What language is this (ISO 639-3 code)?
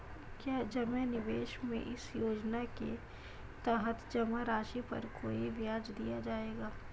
hin